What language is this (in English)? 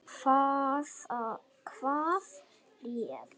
Icelandic